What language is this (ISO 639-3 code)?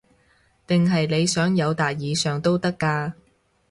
yue